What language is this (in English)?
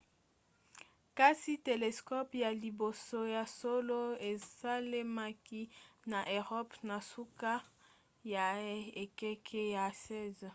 Lingala